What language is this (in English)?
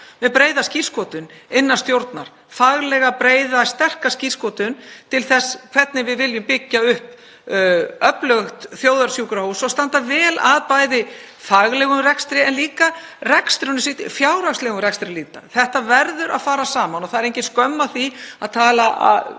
Icelandic